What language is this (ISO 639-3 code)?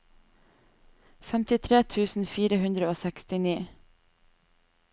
nor